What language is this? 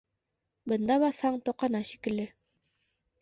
Bashkir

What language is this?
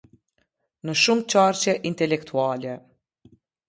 Albanian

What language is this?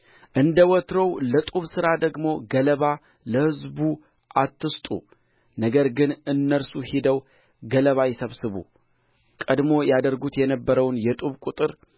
Amharic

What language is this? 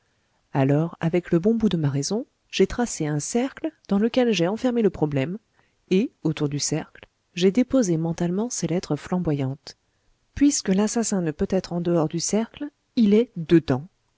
French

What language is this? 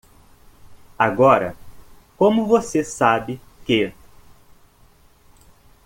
Portuguese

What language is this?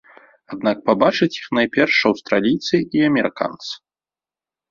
Belarusian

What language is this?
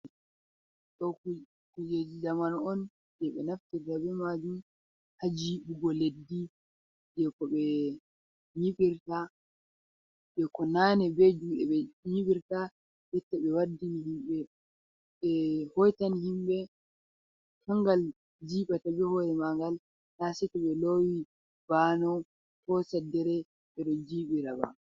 Fula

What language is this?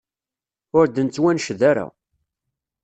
Kabyle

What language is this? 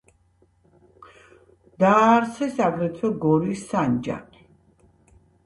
Georgian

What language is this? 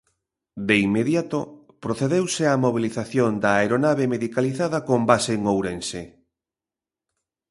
Galician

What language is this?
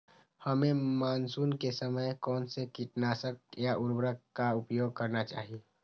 Magahi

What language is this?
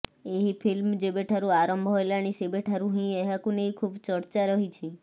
Odia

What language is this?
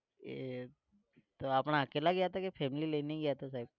Gujarati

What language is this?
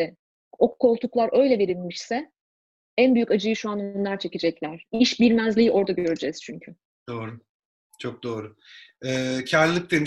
Turkish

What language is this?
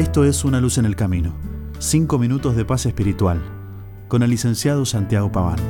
Spanish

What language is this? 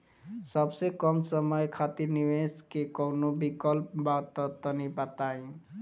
Bhojpuri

